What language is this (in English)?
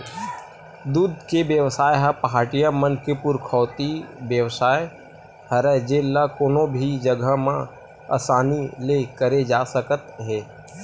Chhattisgarhi